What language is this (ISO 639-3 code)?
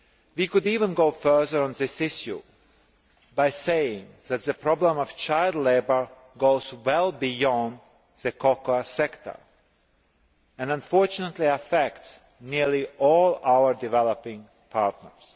eng